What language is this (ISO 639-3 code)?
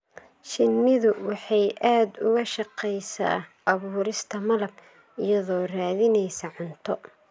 som